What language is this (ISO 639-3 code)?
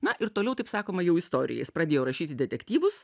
lit